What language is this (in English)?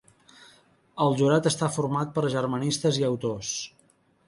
Catalan